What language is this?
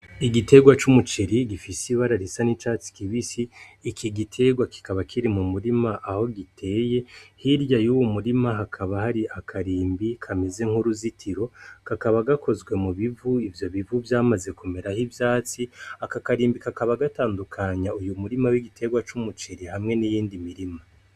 Rundi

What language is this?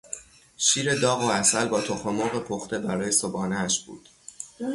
Persian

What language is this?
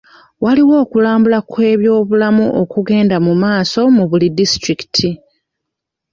Ganda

